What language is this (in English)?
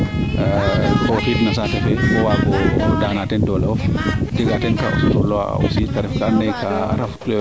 Serer